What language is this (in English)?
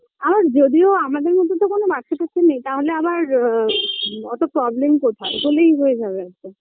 Bangla